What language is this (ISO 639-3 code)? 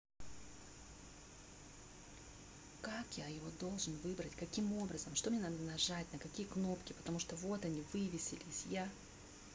rus